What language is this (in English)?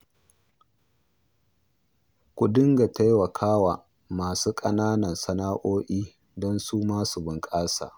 Hausa